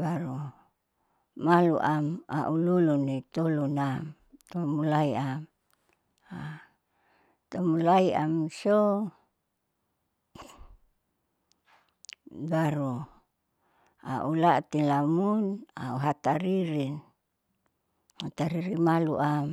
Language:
Saleman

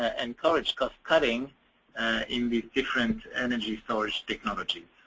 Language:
English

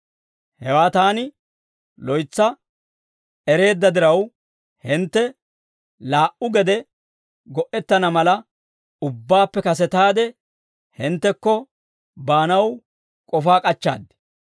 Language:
Dawro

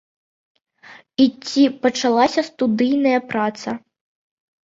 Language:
Belarusian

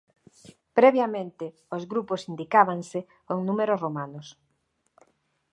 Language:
Galician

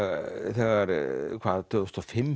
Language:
Icelandic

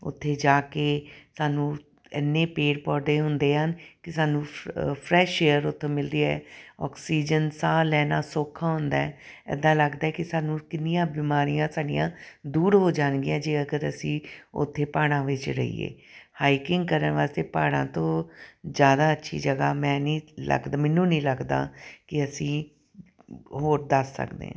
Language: Punjabi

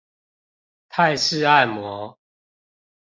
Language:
Chinese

